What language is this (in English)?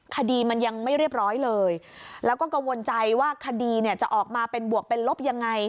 Thai